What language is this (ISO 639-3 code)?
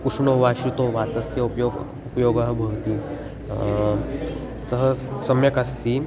san